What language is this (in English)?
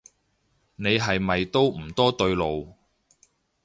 Cantonese